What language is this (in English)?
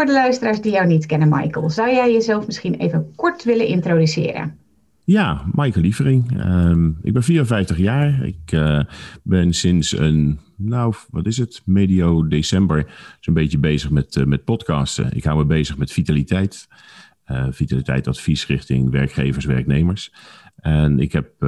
Dutch